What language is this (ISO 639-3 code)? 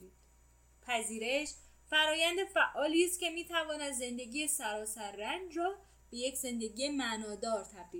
fas